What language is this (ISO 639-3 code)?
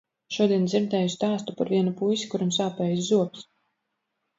lav